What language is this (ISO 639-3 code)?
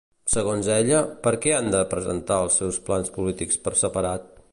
cat